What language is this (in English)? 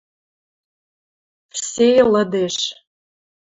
Western Mari